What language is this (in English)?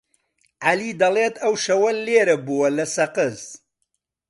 Central Kurdish